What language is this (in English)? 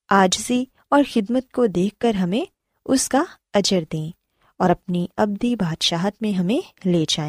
Urdu